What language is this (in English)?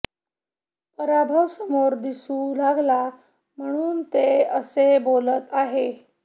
Marathi